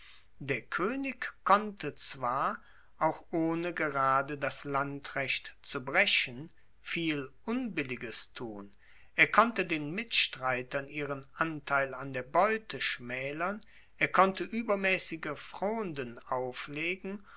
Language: German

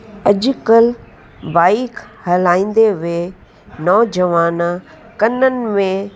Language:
Sindhi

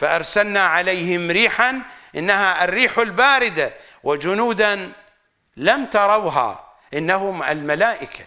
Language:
Arabic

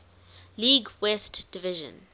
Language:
English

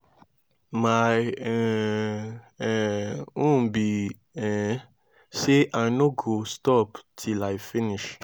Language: Nigerian Pidgin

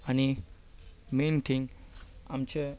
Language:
Konkani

